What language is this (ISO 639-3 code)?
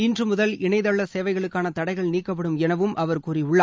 tam